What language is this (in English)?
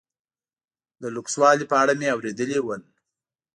Pashto